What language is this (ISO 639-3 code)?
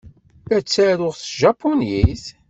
kab